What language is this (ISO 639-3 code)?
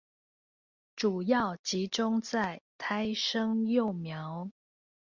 zho